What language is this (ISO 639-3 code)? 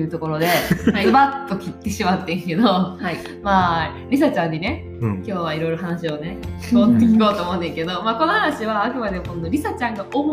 jpn